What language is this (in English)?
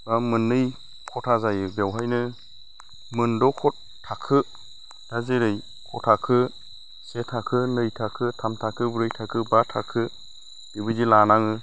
Bodo